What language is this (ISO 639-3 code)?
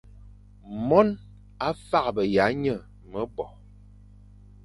fan